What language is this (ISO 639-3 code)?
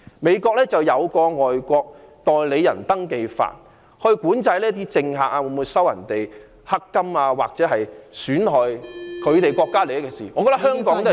yue